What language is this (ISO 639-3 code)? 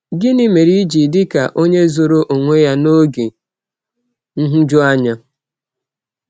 ibo